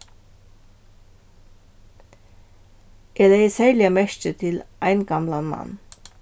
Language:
Faroese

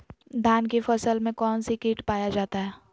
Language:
Magahi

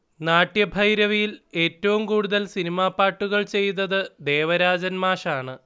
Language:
Malayalam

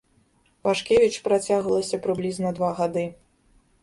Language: Belarusian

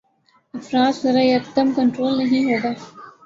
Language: Urdu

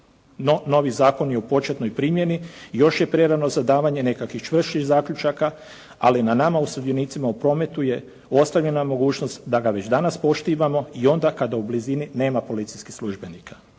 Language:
Croatian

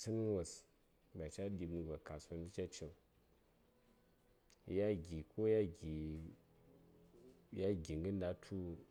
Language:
Saya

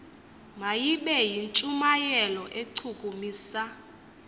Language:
Xhosa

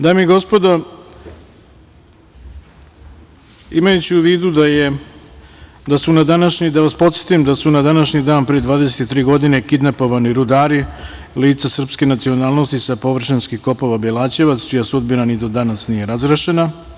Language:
Serbian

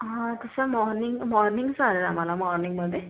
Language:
Marathi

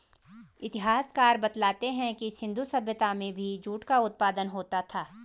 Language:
Hindi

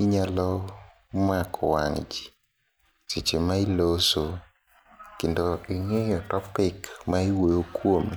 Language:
Luo (Kenya and Tanzania)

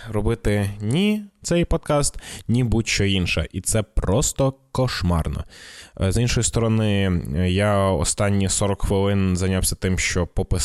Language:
Ukrainian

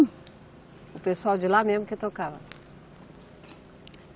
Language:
Portuguese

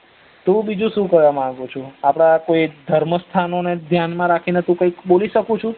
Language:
Gujarati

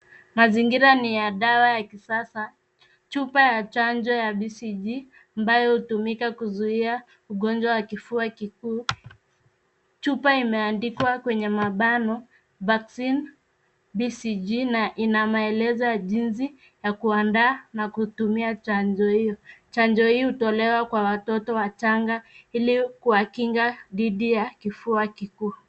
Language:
Swahili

